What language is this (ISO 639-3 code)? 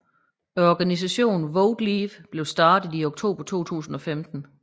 dan